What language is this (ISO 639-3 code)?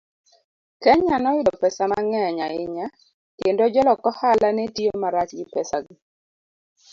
luo